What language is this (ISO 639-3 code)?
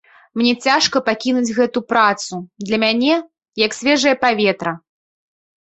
bel